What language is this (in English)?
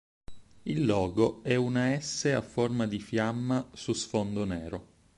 Italian